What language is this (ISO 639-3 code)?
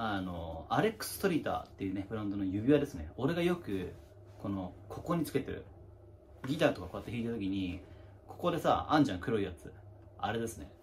jpn